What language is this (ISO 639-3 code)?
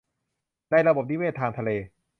tha